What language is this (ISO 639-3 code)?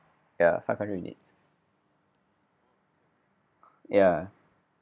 eng